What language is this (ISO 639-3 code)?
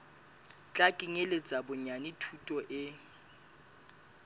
sot